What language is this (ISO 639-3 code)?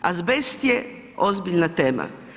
hrv